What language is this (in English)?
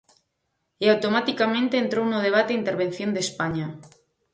Galician